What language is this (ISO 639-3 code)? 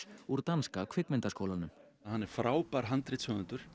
isl